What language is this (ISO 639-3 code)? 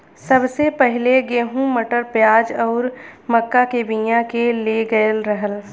bho